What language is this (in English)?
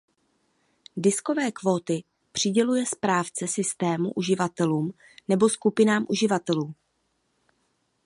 Czech